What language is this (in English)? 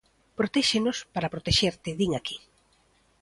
Galician